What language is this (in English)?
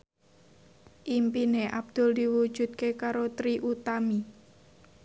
Javanese